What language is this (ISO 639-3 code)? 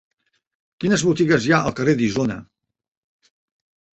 cat